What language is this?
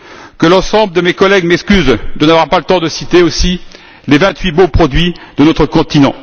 French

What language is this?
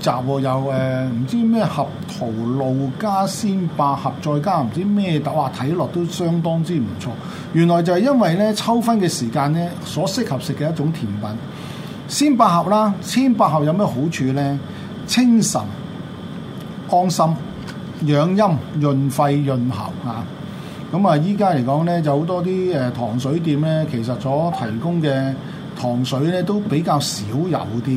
Chinese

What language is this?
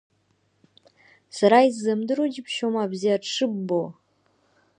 Abkhazian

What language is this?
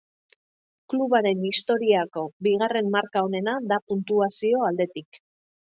Basque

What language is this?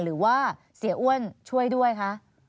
Thai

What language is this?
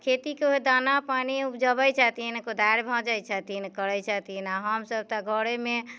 Maithili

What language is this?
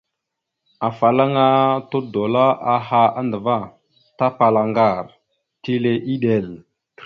Mada (Cameroon)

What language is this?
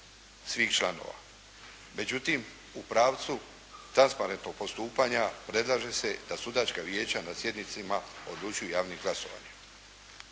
Croatian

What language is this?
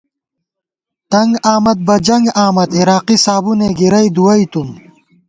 Gawar-Bati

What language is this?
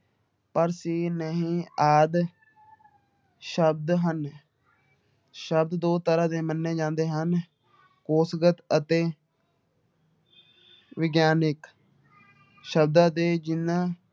Punjabi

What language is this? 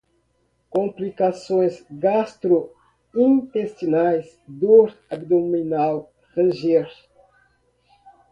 Portuguese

